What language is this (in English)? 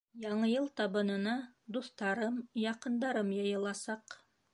Bashkir